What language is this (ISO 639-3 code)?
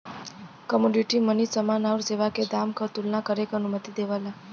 bho